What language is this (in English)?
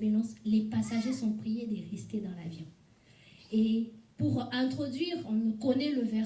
French